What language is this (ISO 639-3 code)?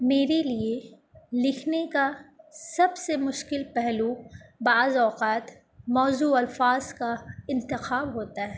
urd